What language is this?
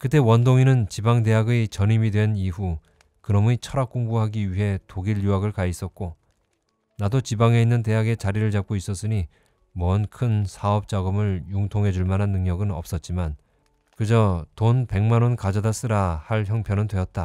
Korean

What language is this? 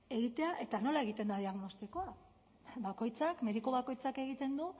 Basque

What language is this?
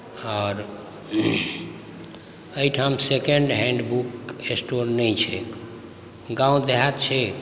Maithili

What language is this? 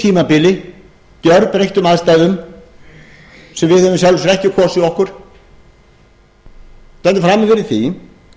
Icelandic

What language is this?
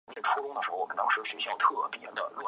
Chinese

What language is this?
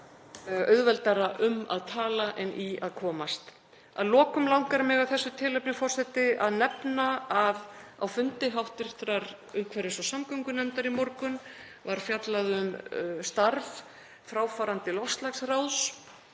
Icelandic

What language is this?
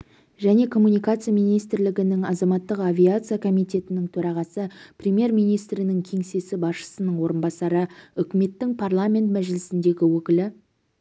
Kazakh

